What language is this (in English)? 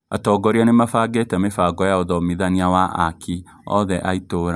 Kikuyu